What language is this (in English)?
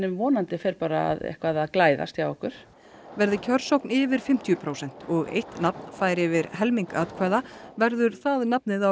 Icelandic